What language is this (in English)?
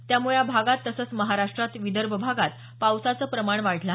Marathi